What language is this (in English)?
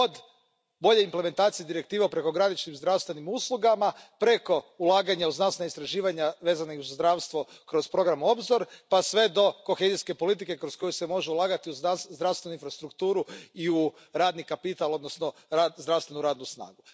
Croatian